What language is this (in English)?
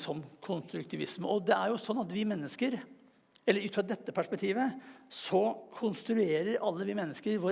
Norwegian